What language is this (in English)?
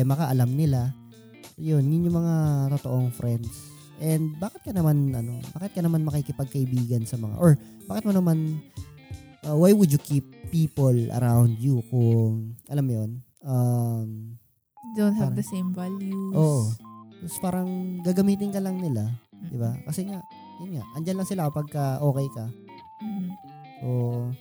Filipino